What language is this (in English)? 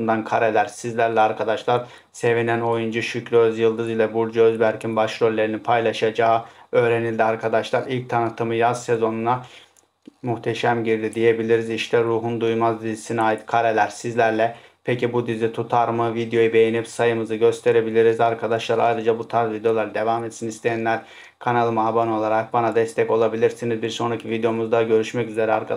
Turkish